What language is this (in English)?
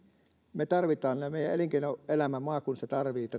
Finnish